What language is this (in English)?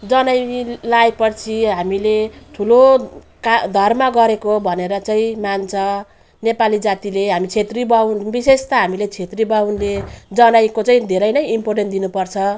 Nepali